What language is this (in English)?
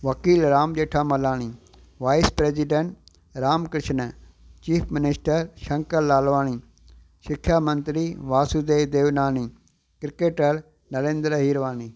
Sindhi